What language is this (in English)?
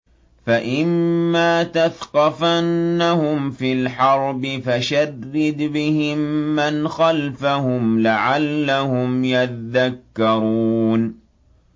Arabic